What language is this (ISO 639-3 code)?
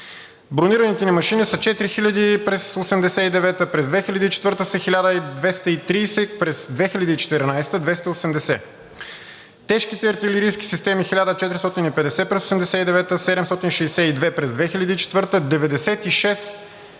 bul